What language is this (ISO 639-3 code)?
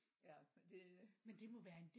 dan